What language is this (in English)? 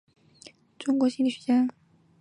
Chinese